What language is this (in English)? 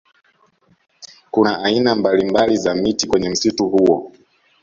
Swahili